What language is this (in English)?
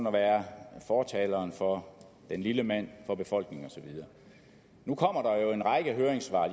Danish